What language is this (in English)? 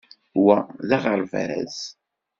Kabyle